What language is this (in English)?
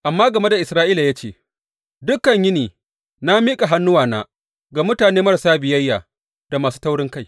Hausa